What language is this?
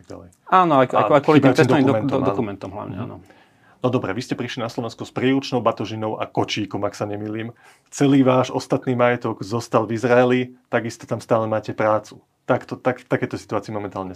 Slovak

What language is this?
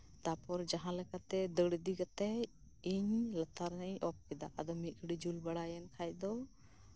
Santali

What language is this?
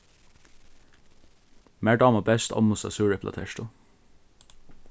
Faroese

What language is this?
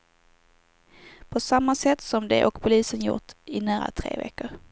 Swedish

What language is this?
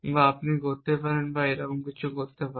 Bangla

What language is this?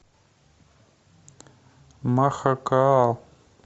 Russian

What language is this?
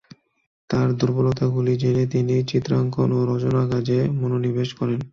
Bangla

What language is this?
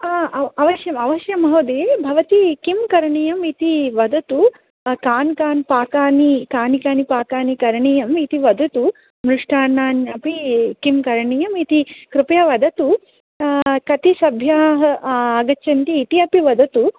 Sanskrit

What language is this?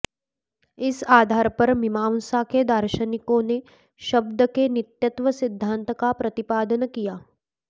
Sanskrit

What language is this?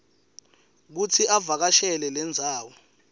Swati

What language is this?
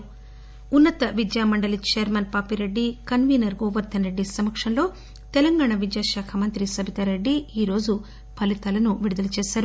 Telugu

